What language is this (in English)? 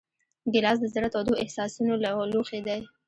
Pashto